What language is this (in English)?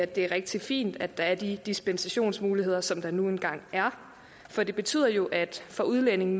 Danish